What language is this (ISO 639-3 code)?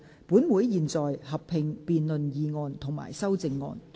yue